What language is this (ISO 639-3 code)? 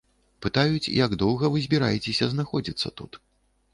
bel